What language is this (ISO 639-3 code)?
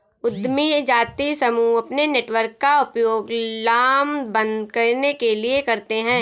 hin